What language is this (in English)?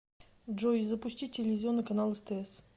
Russian